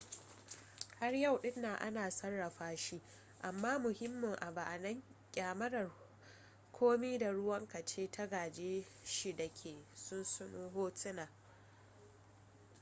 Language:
Hausa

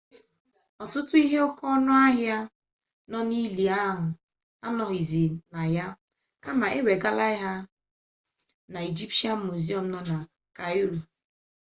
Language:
Igbo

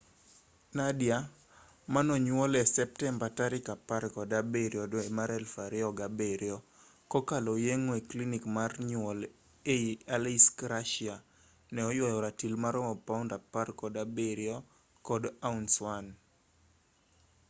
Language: Luo (Kenya and Tanzania)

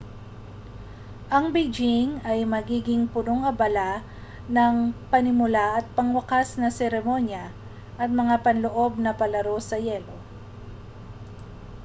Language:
Filipino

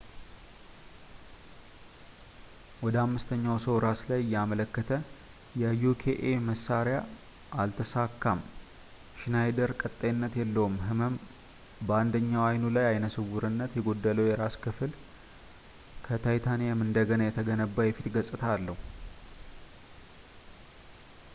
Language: Amharic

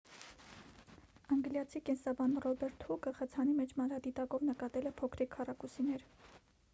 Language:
Armenian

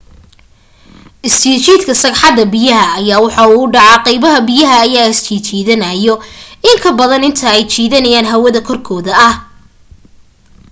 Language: Somali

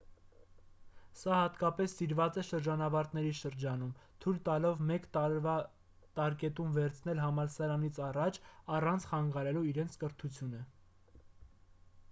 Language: Armenian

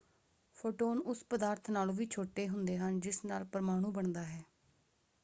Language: Punjabi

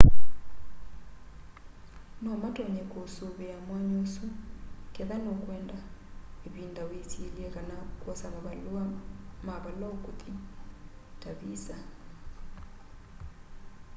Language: Kamba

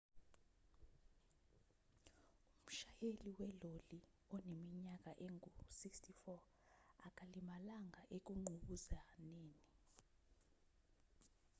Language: Zulu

